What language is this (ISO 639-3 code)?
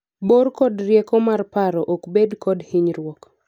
luo